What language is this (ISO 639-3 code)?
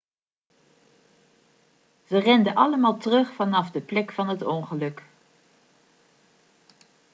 nld